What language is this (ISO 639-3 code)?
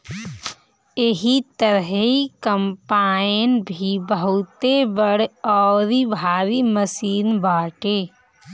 bho